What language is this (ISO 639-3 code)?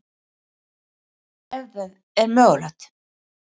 isl